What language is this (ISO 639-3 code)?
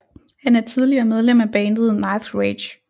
dan